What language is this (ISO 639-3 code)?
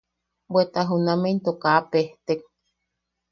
yaq